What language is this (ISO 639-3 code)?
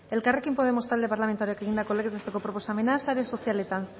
eus